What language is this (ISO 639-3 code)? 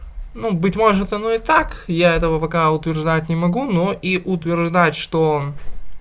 rus